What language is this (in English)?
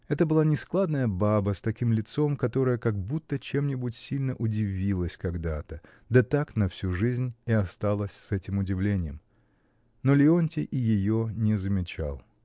Russian